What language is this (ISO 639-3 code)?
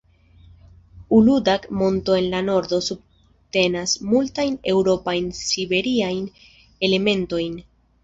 epo